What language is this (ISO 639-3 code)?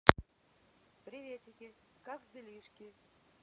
rus